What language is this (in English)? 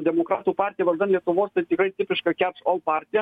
Lithuanian